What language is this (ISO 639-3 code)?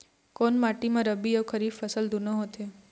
hne